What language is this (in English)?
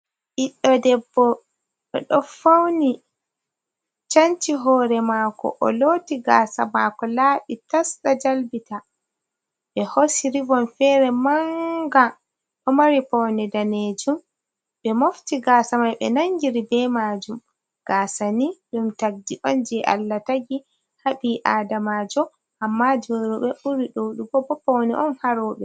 Fula